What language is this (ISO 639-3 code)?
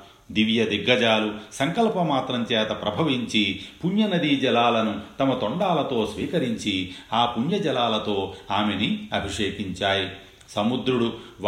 tel